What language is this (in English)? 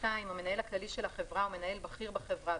Hebrew